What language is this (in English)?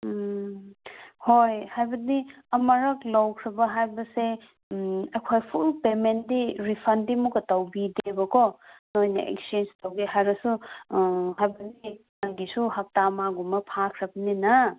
Manipuri